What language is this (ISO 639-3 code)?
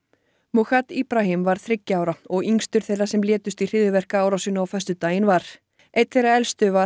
isl